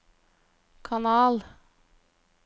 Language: Norwegian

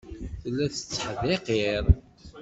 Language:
Kabyle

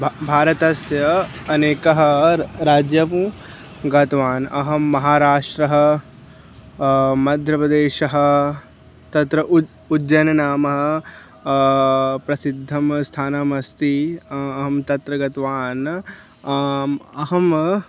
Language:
Sanskrit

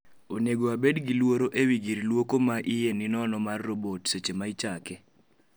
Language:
Luo (Kenya and Tanzania)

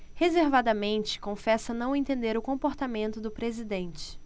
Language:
Portuguese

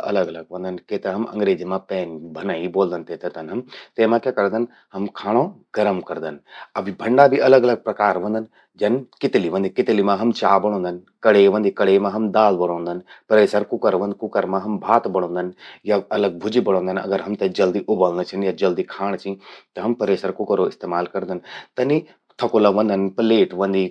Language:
Garhwali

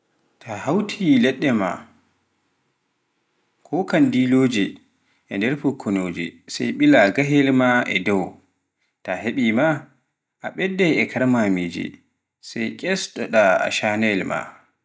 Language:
Pular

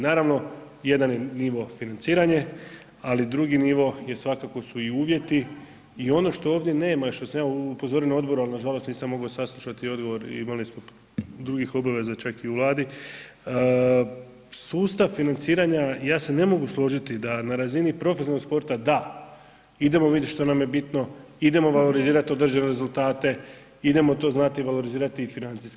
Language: Croatian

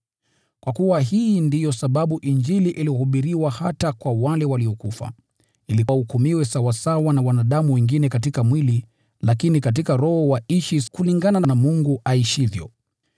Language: Swahili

